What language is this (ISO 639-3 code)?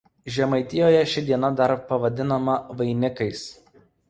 lit